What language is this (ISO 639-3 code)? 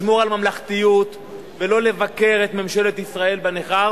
heb